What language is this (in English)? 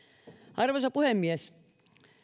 Finnish